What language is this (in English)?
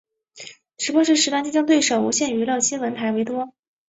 Chinese